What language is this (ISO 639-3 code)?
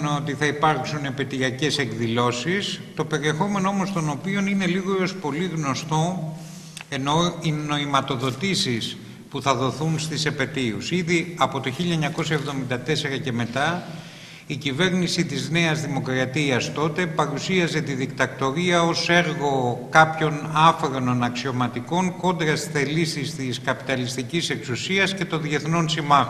ell